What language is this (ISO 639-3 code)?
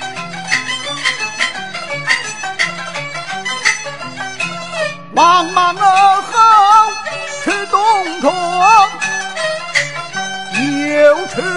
zho